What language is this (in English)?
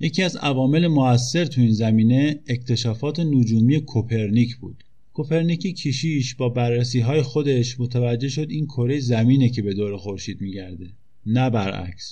Persian